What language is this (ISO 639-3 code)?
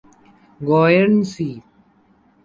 urd